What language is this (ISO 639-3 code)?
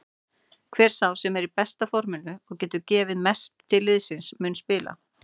isl